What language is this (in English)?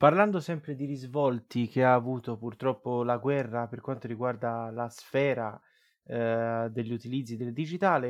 Italian